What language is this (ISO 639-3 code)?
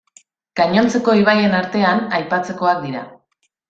eus